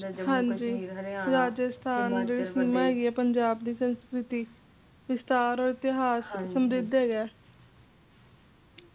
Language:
Punjabi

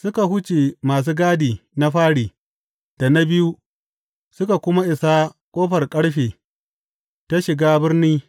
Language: Hausa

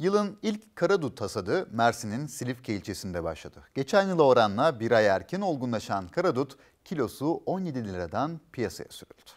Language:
Turkish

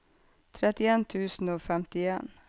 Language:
Norwegian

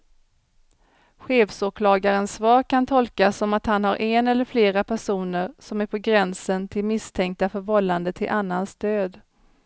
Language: Swedish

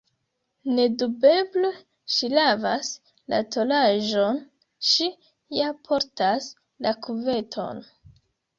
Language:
Esperanto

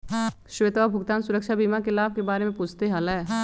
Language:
Magahi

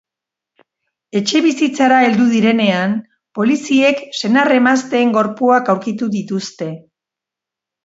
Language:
Basque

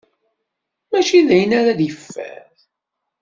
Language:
Kabyle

